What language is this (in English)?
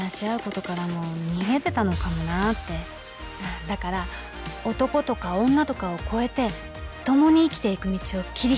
Japanese